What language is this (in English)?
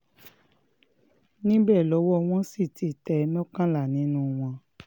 Yoruba